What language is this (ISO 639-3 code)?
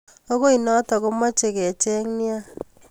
kln